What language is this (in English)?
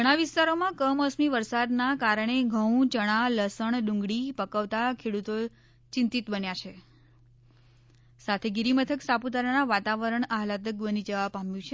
Gujarati